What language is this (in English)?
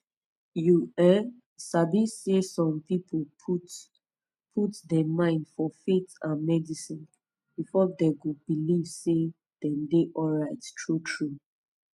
Nigerian Pidgin